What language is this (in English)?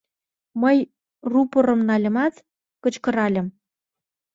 Mari